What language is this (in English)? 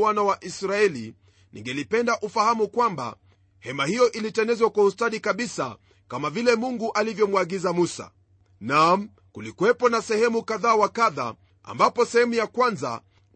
Swahili